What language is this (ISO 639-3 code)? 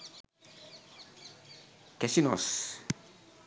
sin